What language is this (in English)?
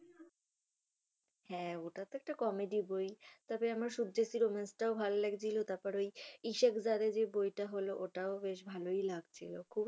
Bangla